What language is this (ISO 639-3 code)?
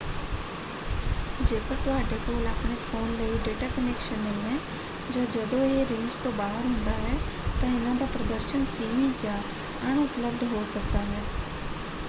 pan